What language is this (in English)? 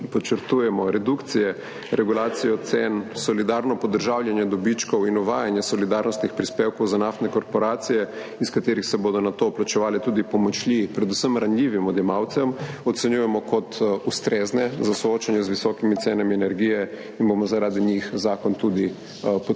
Slovenian